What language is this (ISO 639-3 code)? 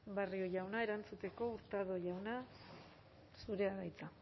eus